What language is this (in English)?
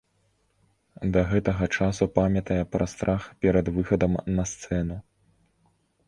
Belarusian